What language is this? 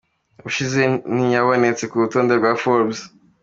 Kinyarwanda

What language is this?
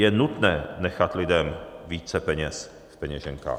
Czech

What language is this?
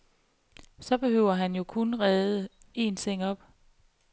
Danish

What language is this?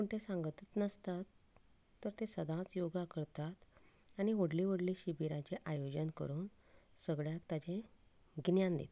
Konkani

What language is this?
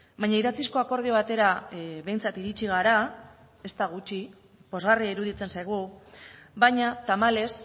Basque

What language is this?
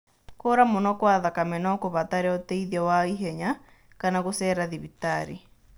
Kikuyu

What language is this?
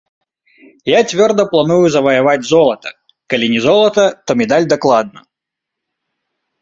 Belarusian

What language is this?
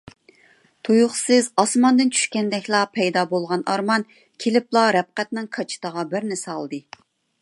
Uyghur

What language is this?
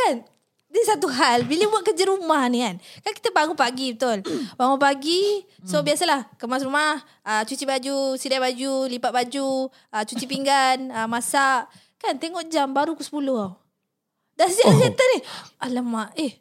Malay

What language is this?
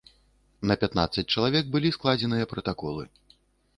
Belarusian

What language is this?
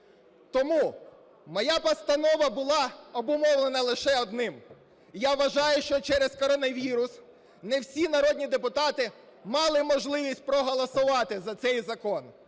Ukrainian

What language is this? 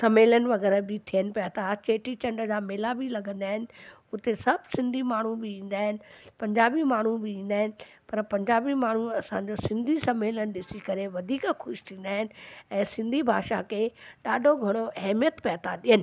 Sindhi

